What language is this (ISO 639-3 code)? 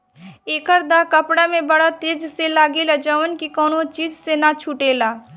bho